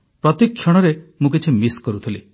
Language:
Odia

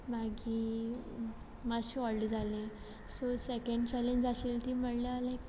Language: Konkani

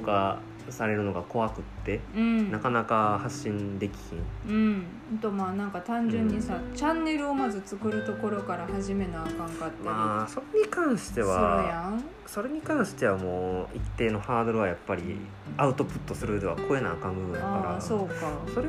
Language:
Japanese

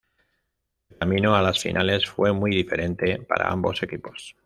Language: Spanish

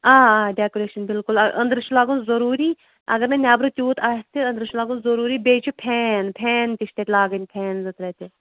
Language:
Kashmiri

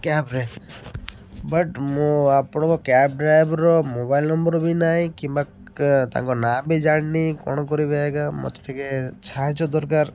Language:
Odia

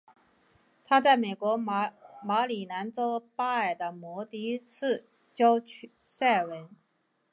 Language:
Chinese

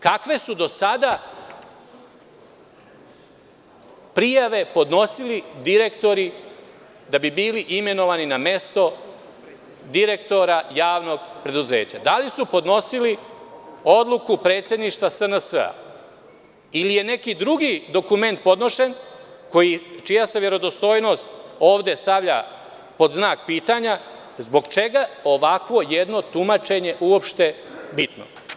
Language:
Serbian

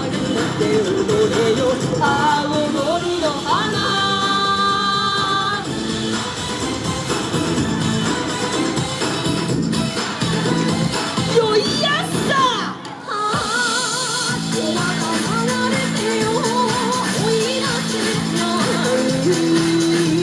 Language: Japanese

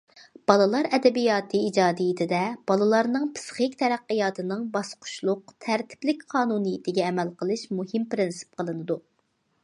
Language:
Uyghur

